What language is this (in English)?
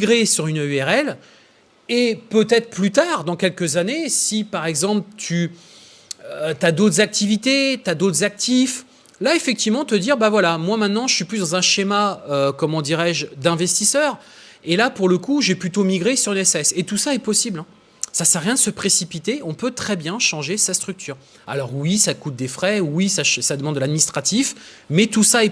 French